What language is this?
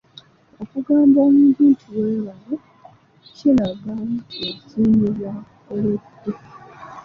Ganda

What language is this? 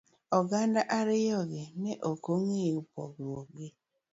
Luo (Kenya and Tanzania)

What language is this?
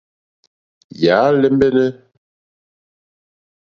Mokpwe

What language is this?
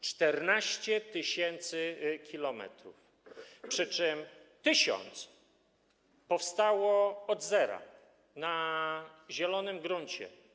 Polish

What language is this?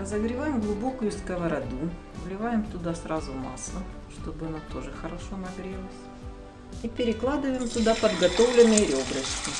Russian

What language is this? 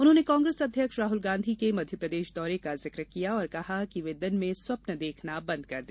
Hindi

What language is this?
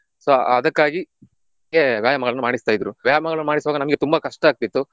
Kannada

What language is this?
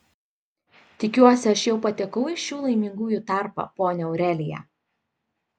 Lithuanian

